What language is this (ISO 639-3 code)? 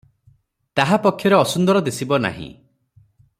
ori